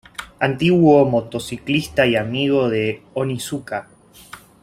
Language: Spanish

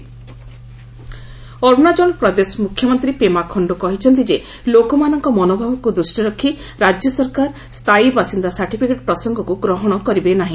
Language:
Odia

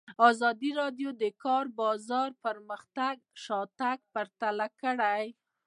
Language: Pashto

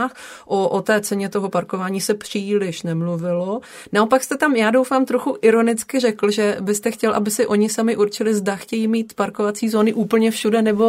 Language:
Czech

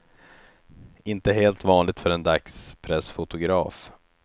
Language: Swedish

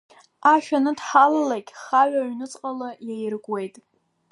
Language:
Abkhazian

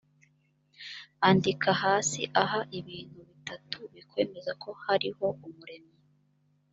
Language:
Kinyarwanda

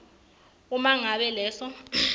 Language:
Swati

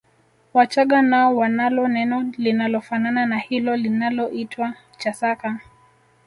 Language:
Swahili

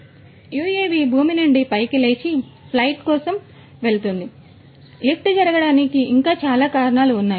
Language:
Telugu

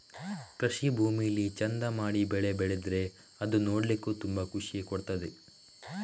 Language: Kannada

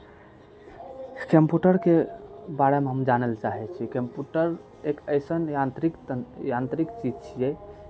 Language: Maithili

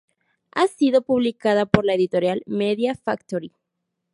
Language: Spanish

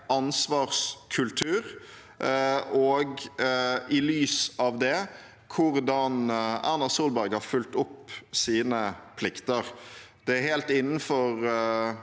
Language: Norwegian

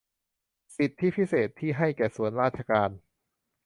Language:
Thai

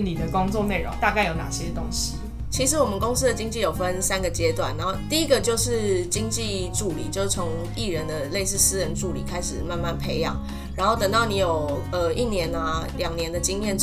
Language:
Chinese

